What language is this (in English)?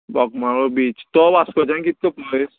Konkani